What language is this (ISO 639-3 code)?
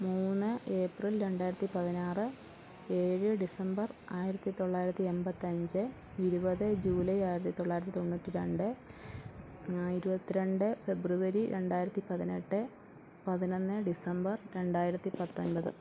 mal